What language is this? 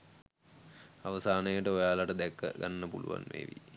Sinhala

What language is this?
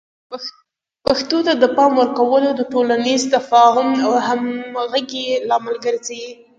Pashto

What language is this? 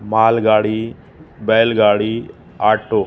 Sindhi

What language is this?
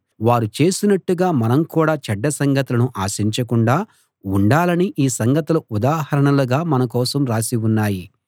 Telugu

